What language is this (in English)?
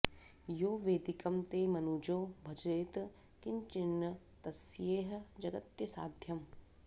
Sanskrit